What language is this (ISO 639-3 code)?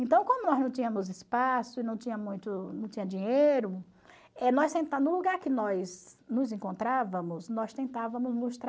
por